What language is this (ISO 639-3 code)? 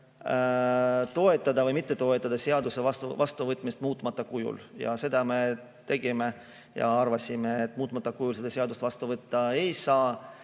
est